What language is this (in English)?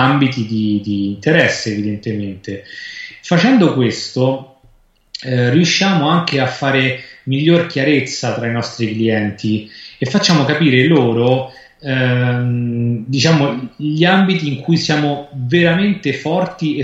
Italian